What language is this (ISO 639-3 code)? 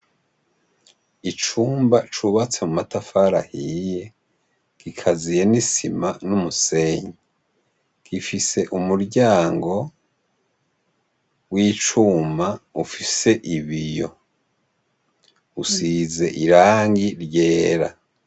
run